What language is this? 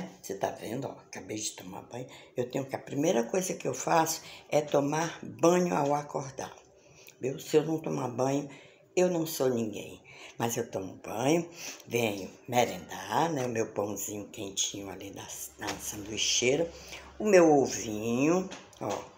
Portuguese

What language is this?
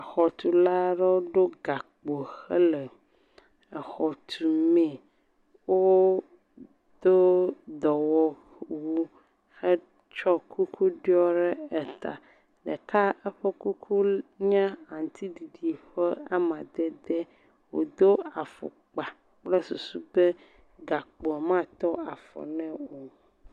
Ewe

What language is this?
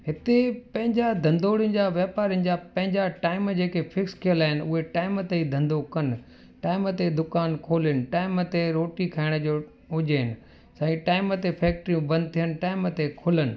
Sindhi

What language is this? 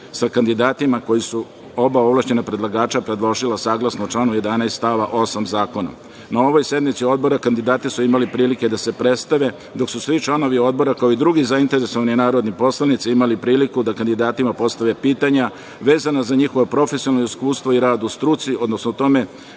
Serbian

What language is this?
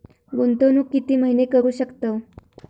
Marathi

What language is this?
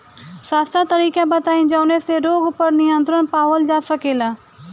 Bhojpuri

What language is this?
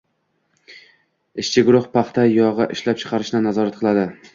Uzbek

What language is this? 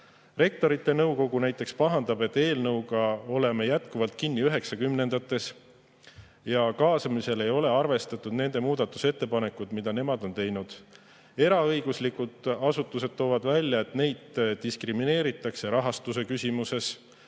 Estonian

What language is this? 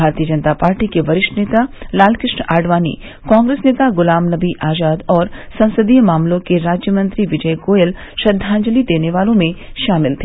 Hindi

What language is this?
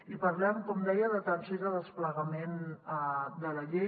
Catalan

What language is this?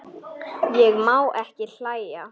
Icelandic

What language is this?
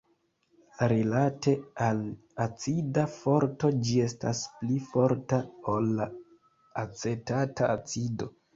Esperanto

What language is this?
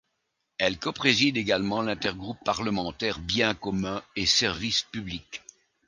French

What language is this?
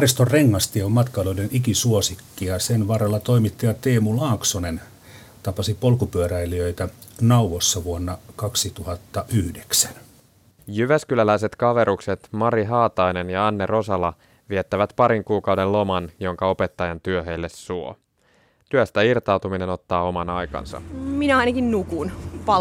Finnish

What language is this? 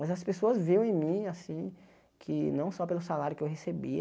Portuguese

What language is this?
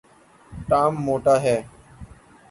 Urdu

